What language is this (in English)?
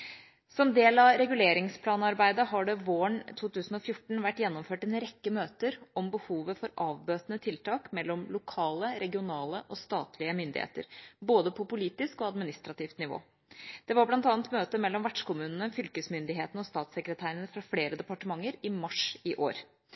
Norwegian Bokmål